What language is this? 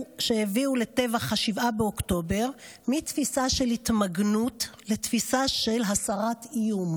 Hebrew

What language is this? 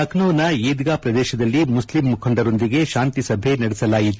Kannada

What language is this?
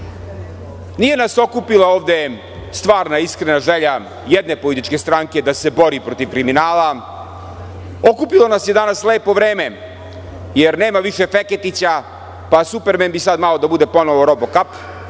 Serbian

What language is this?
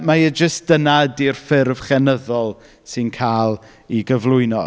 Welsh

